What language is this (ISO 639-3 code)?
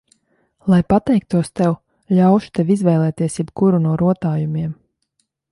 lav